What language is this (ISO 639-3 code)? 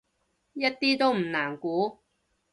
yue